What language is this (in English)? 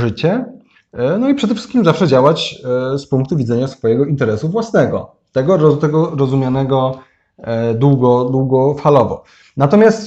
Polish